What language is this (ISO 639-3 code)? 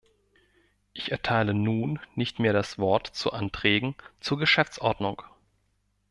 deu